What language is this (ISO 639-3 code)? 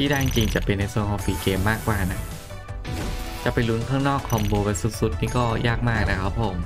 tha